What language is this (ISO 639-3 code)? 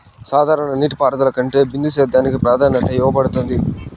tel